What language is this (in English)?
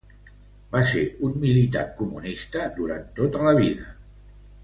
Catalan